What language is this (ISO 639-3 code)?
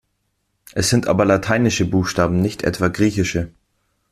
deu